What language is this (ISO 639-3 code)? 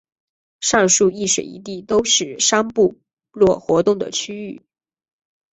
zho